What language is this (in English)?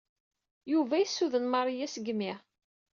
Kabyle